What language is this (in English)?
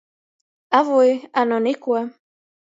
Latgalian